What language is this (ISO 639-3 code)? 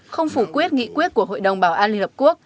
vie